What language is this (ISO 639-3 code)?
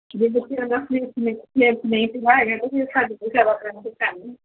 pan